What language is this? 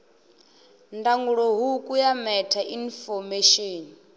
Venda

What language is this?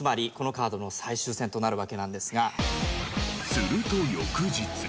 Japanese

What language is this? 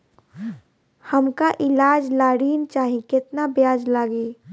Bhojpuri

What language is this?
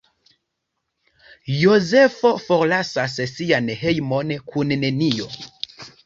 Esperanto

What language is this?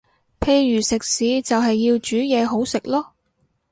Cantonese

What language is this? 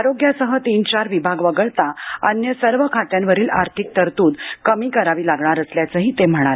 Marathi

